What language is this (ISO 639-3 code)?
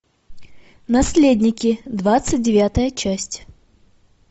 rus